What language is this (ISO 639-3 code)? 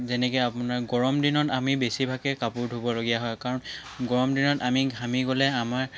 asm